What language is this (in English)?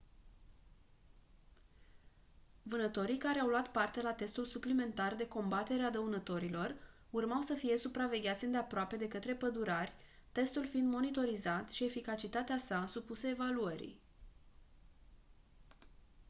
Romanian